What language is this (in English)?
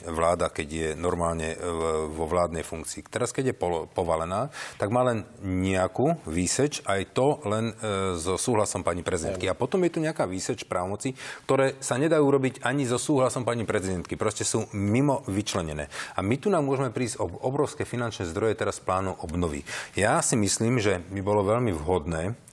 Slovak